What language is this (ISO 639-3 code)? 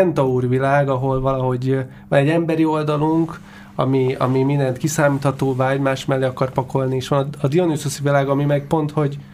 hun